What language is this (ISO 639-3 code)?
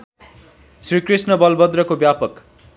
nep